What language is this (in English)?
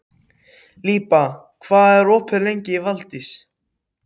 Icelandic